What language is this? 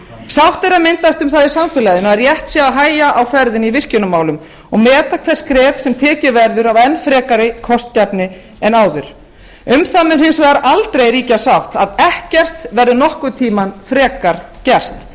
Icelandic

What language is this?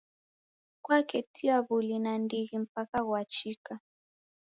Taita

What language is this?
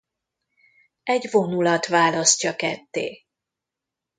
Hungarian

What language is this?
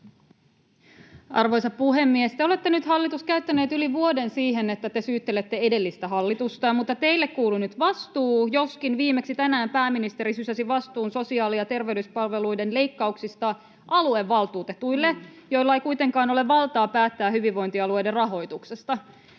Finnish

